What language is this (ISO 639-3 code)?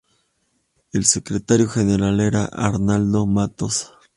spa